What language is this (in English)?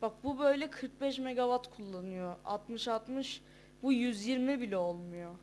Turkish